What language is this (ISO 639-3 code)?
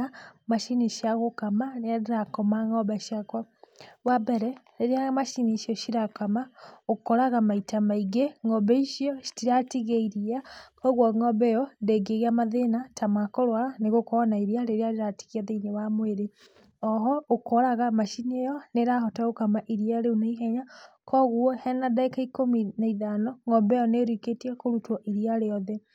kik